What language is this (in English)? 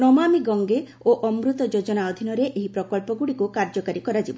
Odia